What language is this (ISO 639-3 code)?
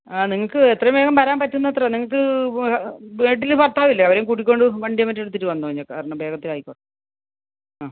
mal